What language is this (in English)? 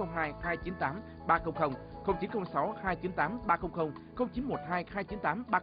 Vietnamese